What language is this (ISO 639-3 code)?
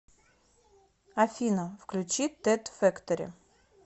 rus